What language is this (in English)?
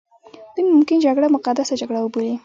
Pashto